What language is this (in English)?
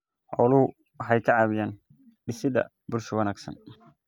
Somali